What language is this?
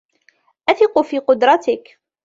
Arabic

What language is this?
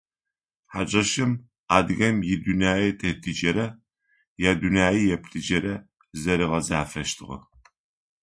Adyghe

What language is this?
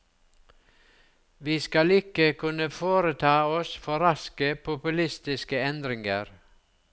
Norwegian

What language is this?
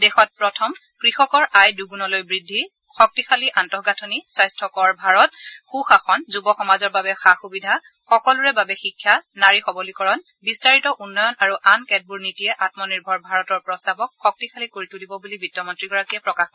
Assamese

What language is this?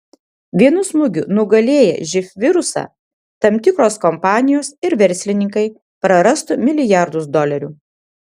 Lithuanian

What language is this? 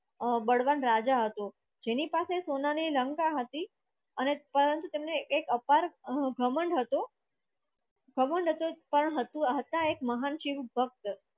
Gujarati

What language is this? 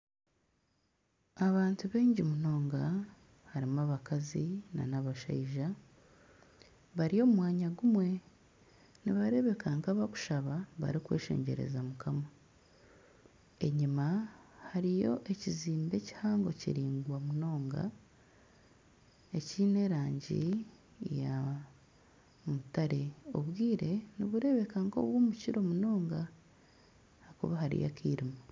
Nyankole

